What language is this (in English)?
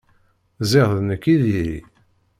Kabyle